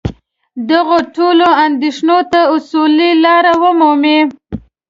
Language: Pashto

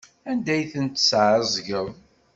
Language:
Kabyle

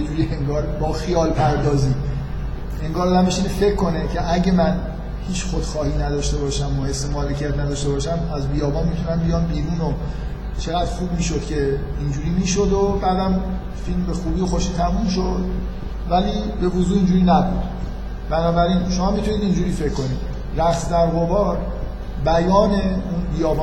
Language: Persian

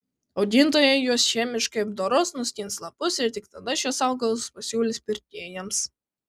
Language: Lithuanian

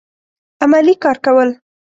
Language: Pashto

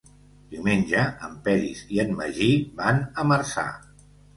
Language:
Catalan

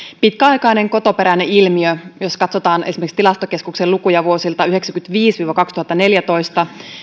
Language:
Finnish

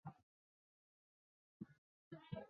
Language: Chinese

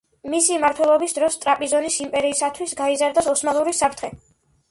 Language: Georgian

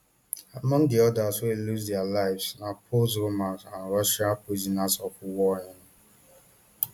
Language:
Nigerian Pidgin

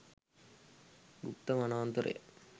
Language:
Sinhala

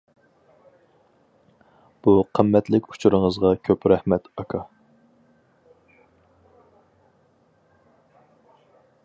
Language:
Uyghur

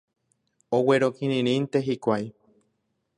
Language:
Guarani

